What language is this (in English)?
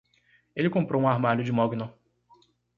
Portuguese